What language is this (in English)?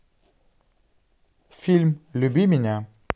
Russian